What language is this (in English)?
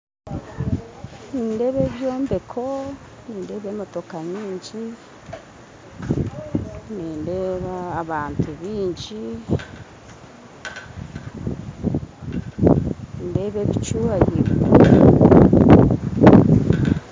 Nyankole